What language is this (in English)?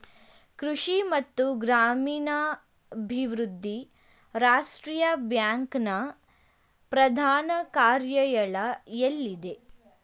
Kannada